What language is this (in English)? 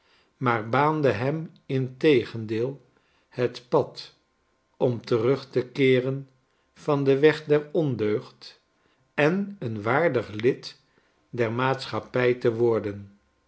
Dutch